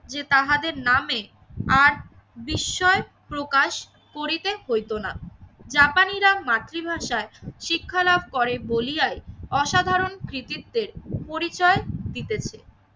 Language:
Bangla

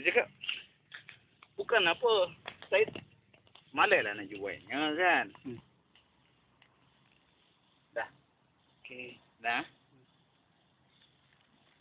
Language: Malay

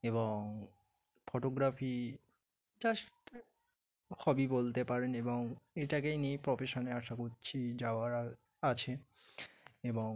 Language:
Bangla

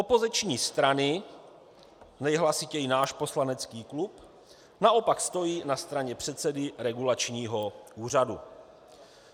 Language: Czech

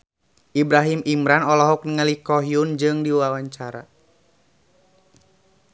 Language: Sundanese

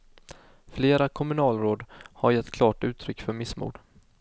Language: Swedish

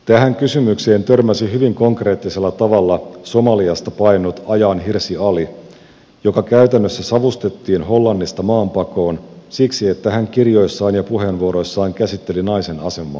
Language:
Finnish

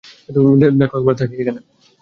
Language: Bangla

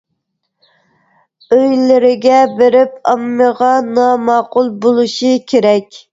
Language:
Uyghur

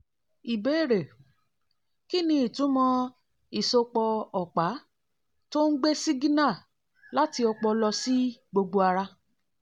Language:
Yoruba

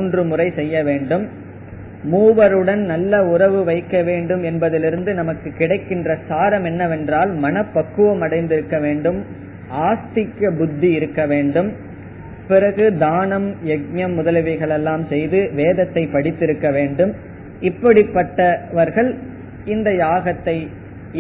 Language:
Tamil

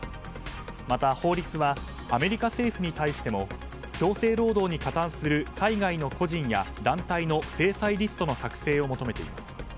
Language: Japanese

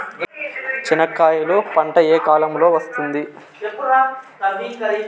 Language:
Telugu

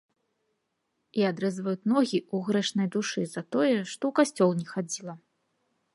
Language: Belarusian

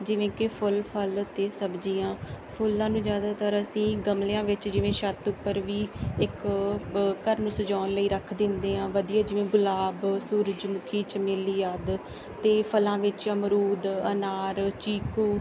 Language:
Punjabi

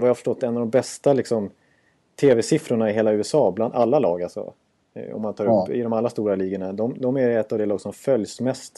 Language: Swedish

